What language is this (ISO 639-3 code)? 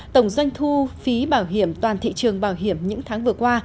vie